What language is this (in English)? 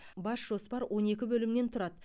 Kazakh